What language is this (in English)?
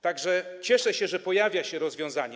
Polish